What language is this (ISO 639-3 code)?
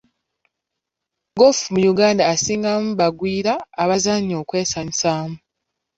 lug